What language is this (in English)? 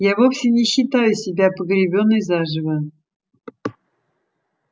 Russian